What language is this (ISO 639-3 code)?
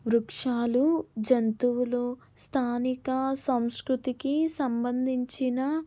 tel